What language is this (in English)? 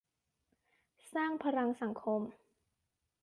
Thai